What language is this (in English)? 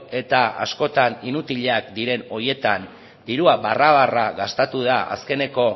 Basque